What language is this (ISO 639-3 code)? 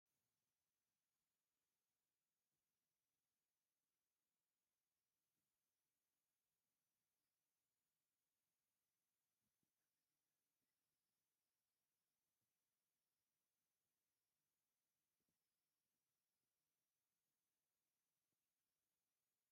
tir